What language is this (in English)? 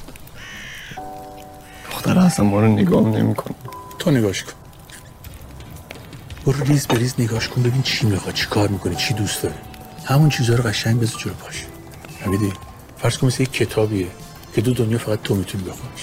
Persian